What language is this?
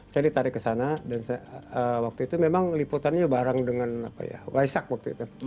Indonesian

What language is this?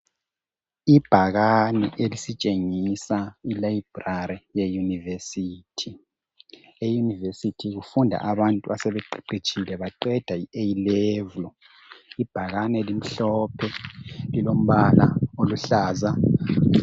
North Ndebele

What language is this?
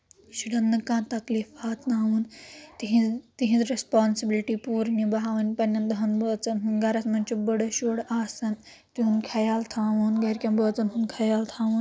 Kashmiri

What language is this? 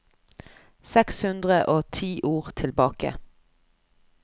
Norwegian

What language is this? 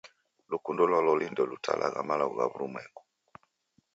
Taita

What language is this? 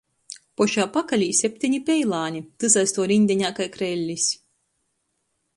Latgalian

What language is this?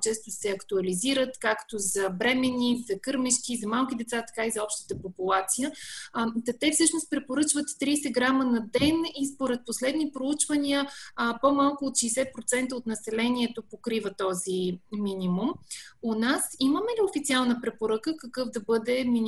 Bulgarian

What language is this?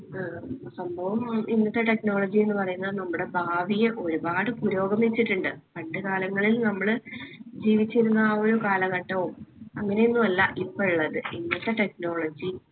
Malayalam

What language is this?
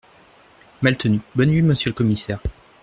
French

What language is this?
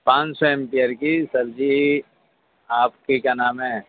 Urdu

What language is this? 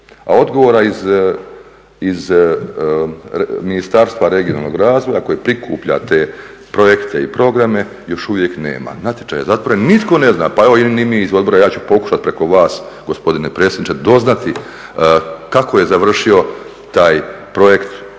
Croatian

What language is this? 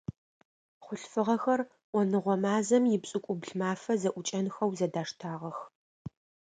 Adyghe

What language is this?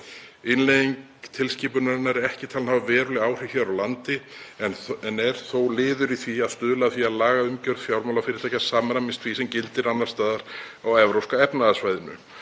Icelandic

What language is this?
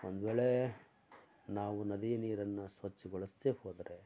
Kannada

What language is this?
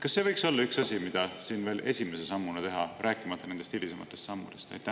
Estonian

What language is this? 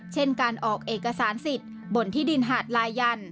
Thai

